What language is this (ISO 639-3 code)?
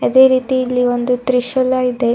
kan